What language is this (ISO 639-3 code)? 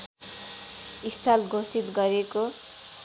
nep